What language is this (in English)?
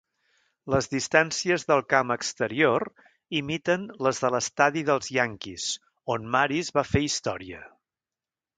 Catalan